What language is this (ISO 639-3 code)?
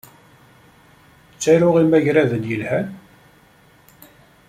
kab